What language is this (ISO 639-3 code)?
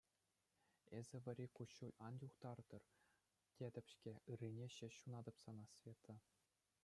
chv